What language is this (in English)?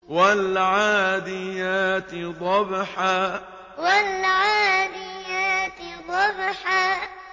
Arabic